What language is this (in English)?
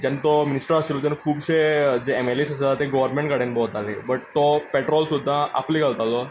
Konkani